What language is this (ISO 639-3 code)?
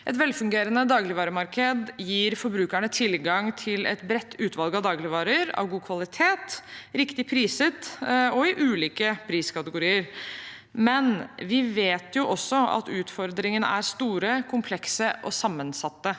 nor